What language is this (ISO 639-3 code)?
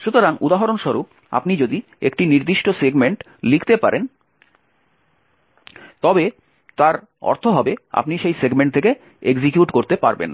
ben